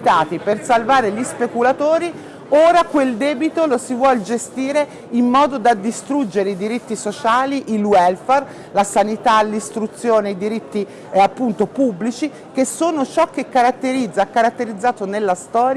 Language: Italian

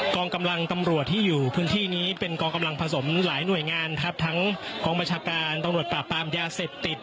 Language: Thai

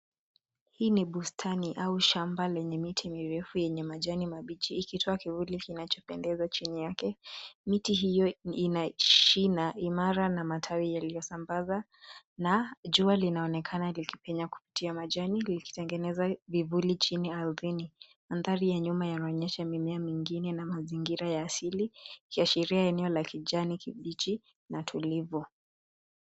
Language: Swahili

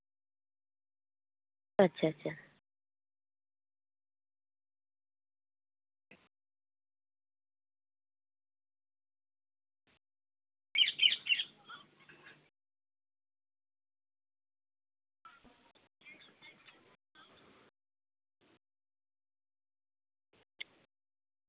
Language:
Santali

